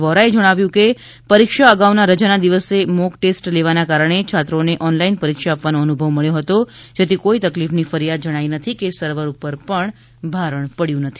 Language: Gujarati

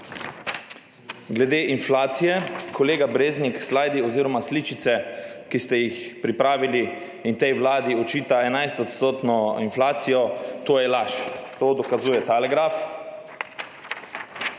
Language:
Slovenian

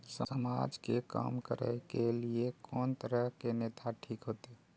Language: Maithili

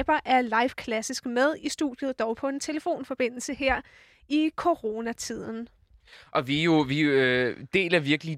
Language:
Danish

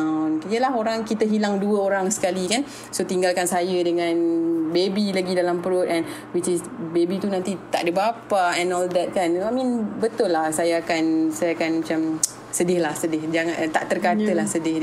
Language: Malay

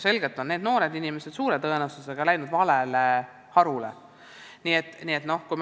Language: Estonian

